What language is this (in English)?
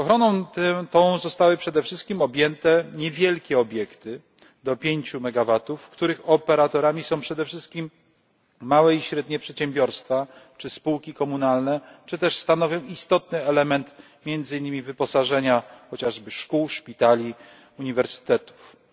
Polish